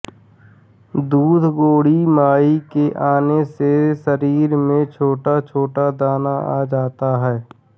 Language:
Hindi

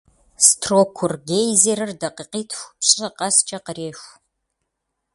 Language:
Kabardian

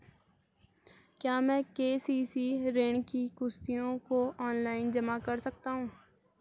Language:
Hindi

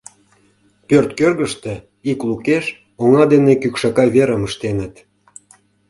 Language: Mari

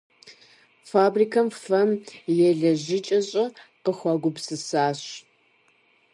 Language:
Kabardian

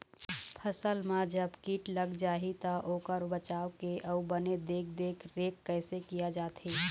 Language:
Chhattisgarhi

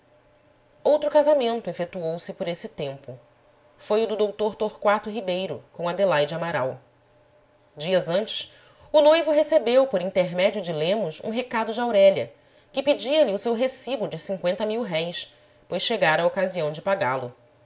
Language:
Portuguese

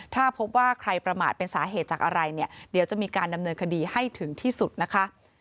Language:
Thai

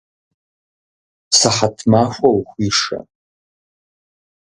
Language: Kabardian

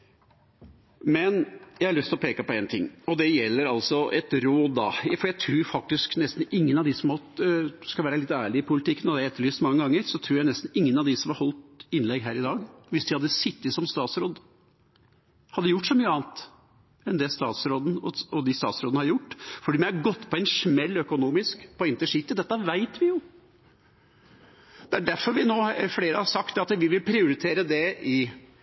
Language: Norwegian Bokmål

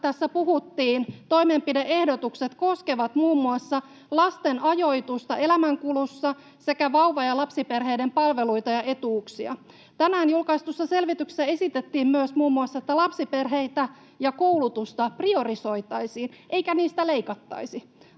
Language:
Finnish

